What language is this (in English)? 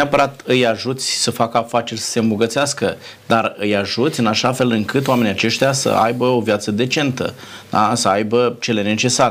Romanian